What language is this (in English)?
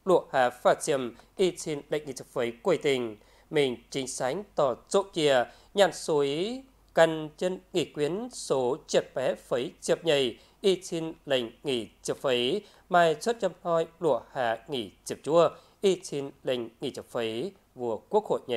Vietnamese